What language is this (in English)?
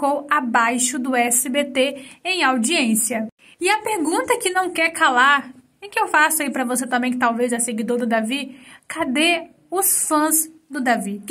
Portuguese